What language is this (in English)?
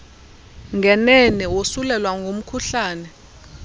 Xhosa